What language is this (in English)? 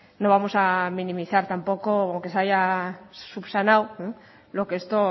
Spanish